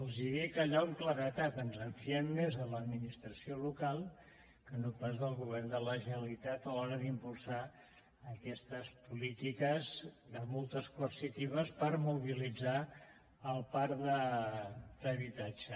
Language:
Catalan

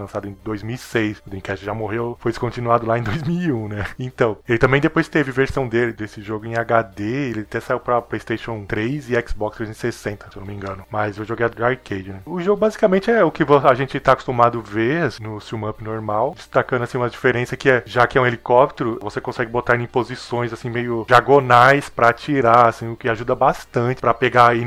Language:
Portuguese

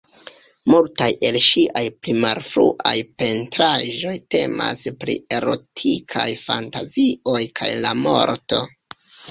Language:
Esperanto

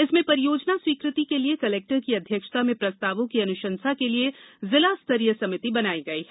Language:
Hindi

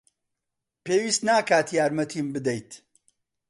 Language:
Central Kurdish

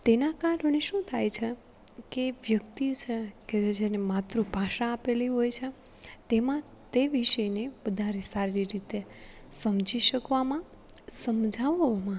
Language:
Gujarati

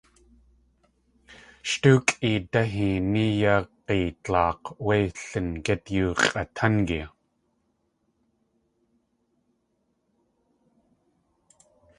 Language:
Tlingit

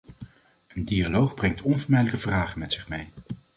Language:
Dutch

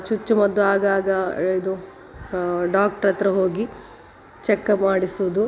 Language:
Kannada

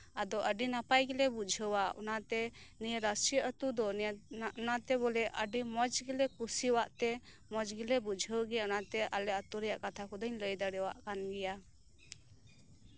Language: Santali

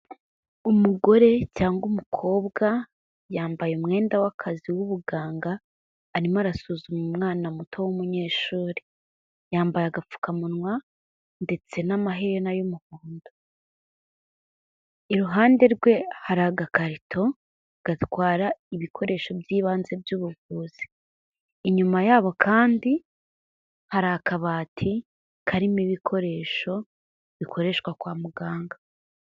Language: Kinyarwanda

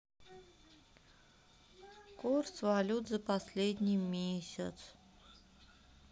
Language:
Russian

